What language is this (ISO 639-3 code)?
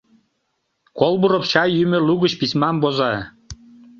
chm